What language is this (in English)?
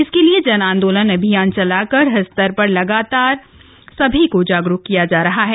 Hindi